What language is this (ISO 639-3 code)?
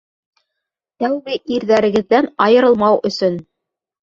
bak